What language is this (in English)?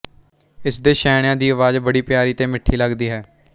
Punjabi